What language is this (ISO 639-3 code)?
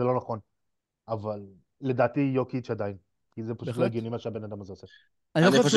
heb